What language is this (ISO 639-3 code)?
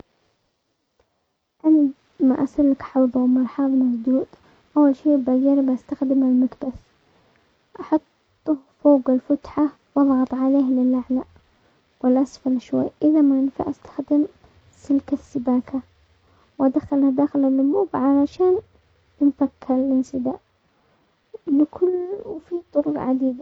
acx